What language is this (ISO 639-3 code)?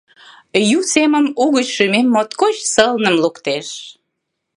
chm